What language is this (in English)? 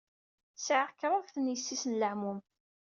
Kabyle